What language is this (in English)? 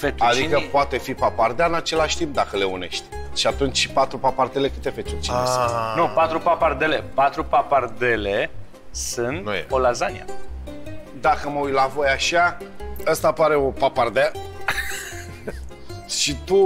Romanian